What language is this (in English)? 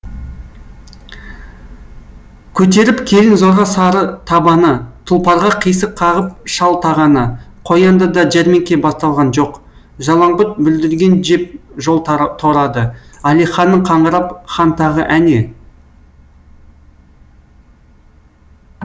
Kazakh